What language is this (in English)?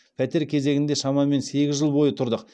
Kazakh